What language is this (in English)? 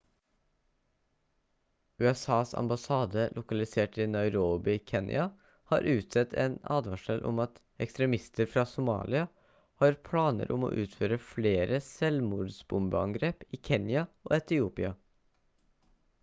Norwegian Bokmål